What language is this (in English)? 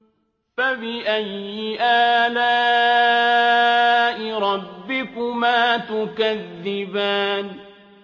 Arabic